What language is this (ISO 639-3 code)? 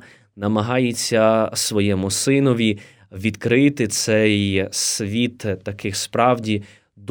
ukr